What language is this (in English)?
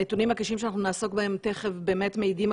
Hebrew